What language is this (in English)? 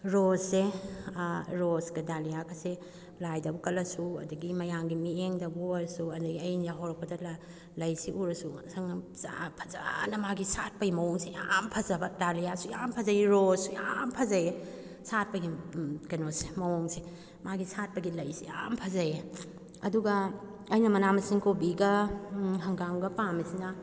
Manipuri